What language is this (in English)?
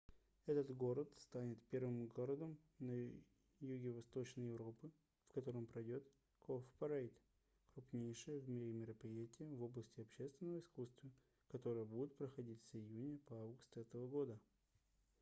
Russian